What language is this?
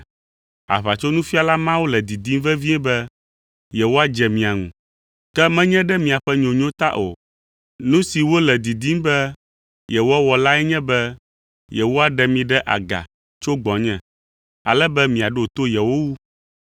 Ewe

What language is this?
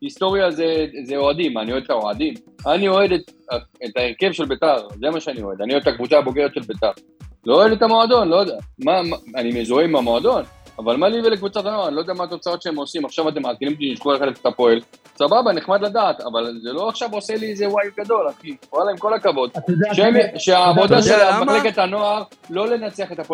Hebrew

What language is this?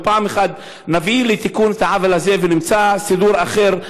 Hebrew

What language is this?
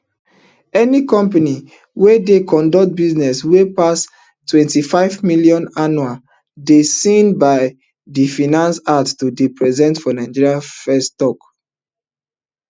Nigerian Pidgin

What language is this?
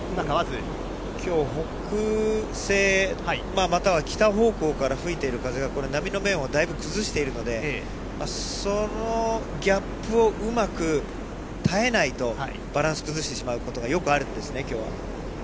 Japanese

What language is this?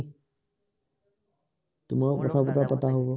Assamese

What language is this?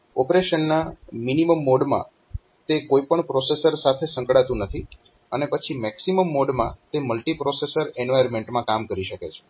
Gujarati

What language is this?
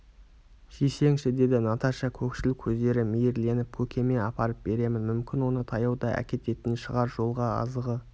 Kazakh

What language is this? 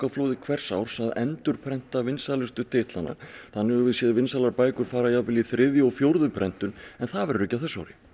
Icelandic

